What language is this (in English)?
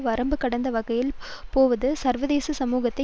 Tamil